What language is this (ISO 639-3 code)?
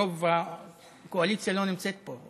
heb